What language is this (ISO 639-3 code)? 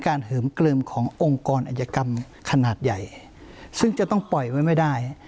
tha